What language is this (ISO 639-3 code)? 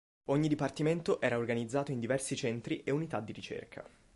ita